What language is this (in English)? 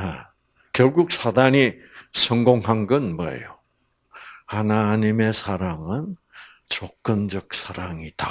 Korean